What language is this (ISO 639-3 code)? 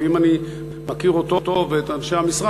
heb